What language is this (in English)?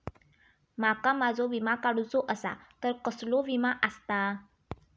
Marathi